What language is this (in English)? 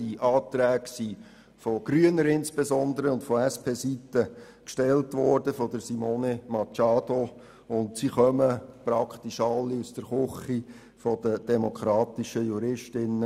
Swiss German